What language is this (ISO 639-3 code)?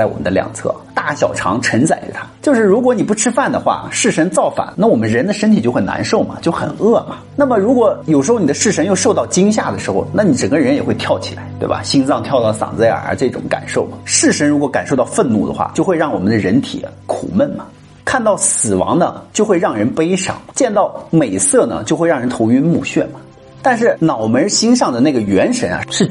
zho